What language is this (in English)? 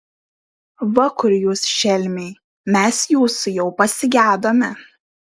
Lithuanian